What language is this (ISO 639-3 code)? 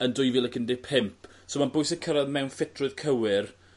cym